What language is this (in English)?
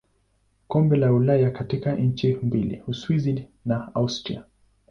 Swahili